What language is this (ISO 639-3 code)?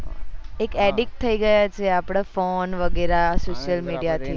guj